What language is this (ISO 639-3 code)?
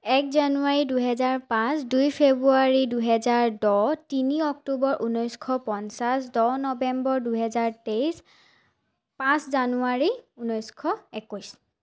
asm